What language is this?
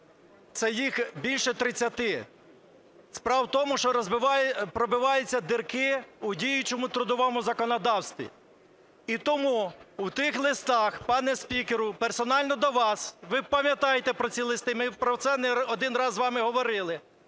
Ukrainian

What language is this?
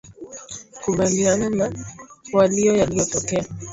Swahili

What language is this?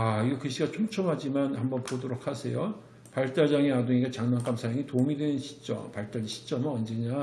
Korean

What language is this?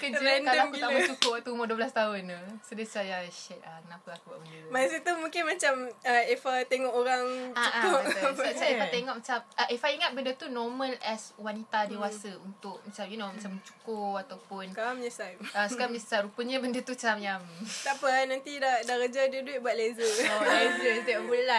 Malay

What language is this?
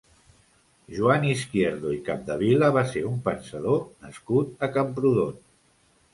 Catalan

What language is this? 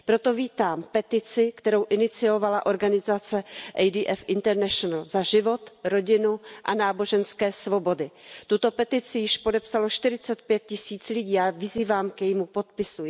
Czech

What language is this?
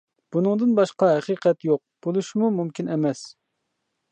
Uyghur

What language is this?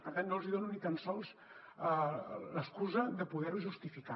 Catalan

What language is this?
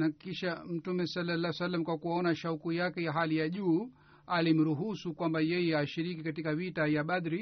Swahili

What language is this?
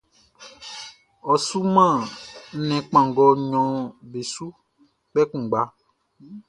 Baoulé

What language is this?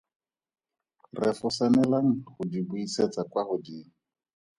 Tswana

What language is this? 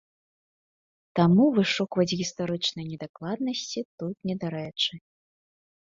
Belarusian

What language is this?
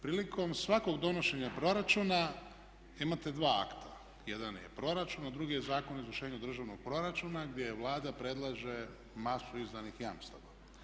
Croatian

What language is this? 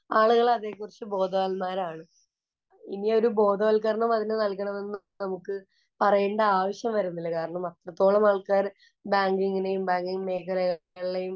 Malayalam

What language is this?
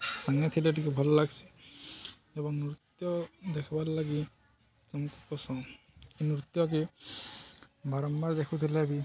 Odia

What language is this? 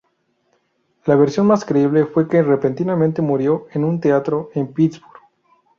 Spanish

